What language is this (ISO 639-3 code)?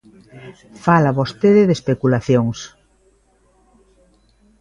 glg